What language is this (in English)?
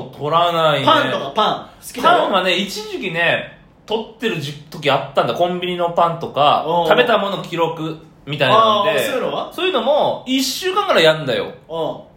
Japanese